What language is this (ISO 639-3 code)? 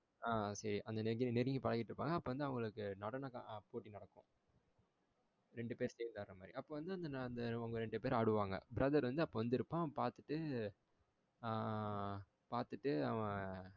tam